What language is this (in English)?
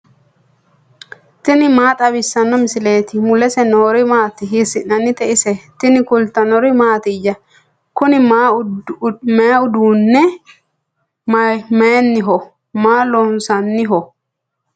Sidamo